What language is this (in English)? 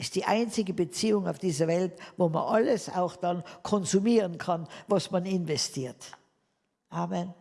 German